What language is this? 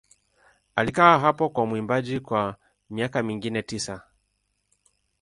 Swahili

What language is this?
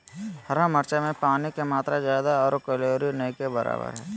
Magahi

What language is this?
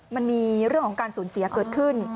Thai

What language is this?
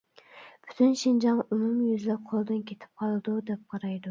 Uyghur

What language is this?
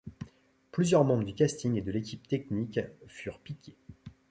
French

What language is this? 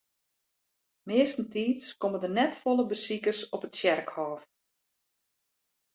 Western Frisian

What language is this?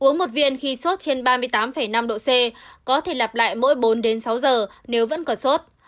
Vietnamese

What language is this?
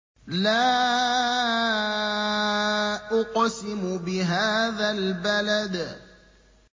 Arabic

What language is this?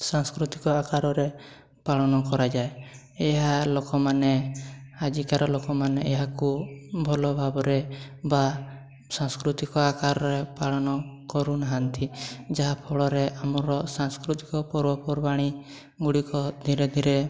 Odia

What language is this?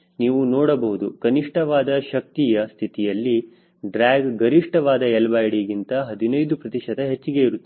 Kannada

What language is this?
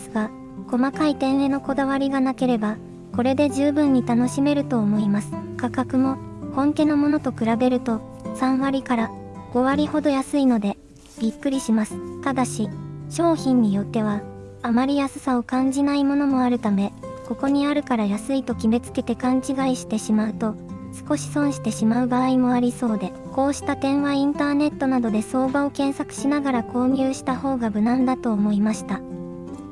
Japanese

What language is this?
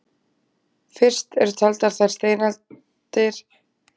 Icelandic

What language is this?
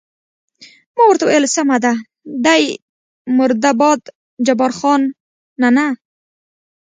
Pashto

